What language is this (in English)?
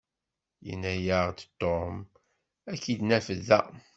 Kabyle